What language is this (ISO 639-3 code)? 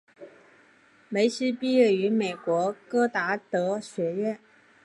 zho